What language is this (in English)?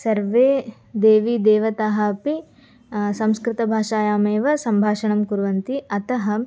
Sanskrit